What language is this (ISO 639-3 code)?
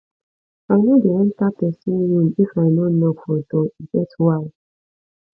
pcm